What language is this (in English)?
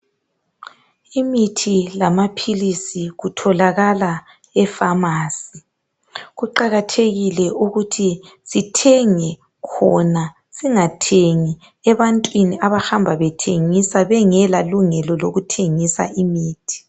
North Ndebele